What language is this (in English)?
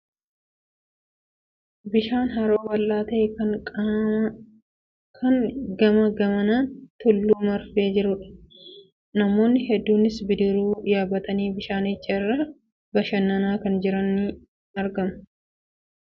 Oromo